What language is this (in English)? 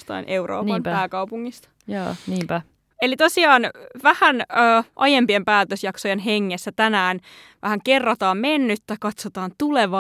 Finnish